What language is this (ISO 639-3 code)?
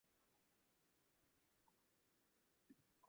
jpn